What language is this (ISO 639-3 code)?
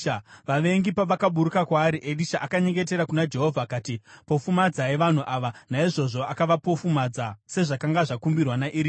sna